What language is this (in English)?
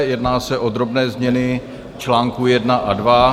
Czech